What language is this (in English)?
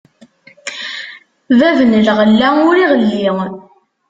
Kabyle